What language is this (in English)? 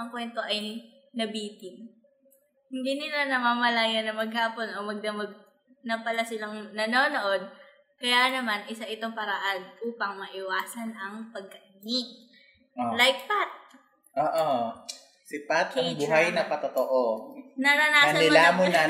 Filipino